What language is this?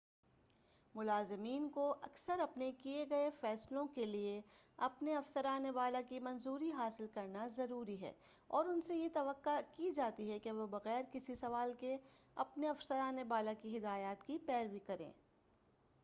Urdu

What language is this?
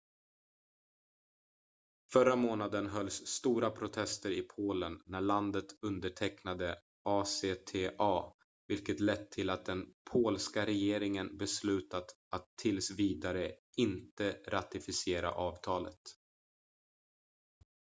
Swedish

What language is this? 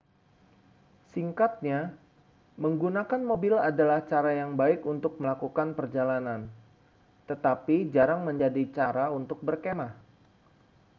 Indonesian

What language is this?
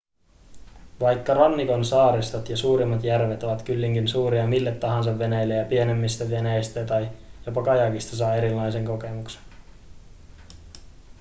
Finnish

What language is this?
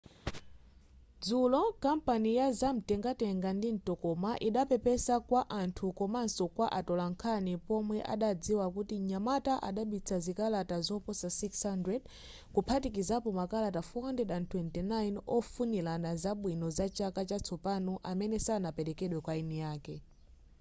Nyanja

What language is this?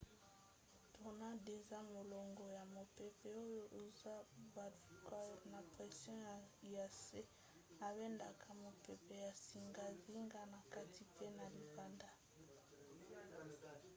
Lingala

